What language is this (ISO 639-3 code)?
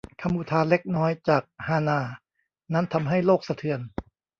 tha